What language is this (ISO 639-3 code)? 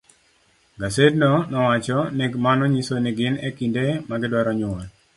luo